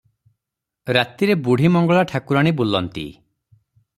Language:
Odia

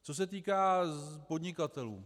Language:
Czech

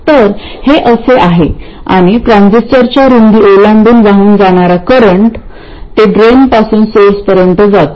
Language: Marathi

